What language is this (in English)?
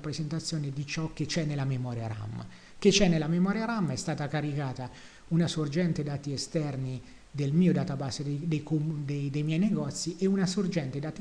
Italian